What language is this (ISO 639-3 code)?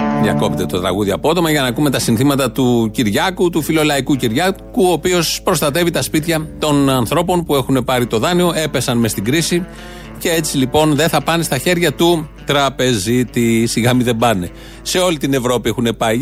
ell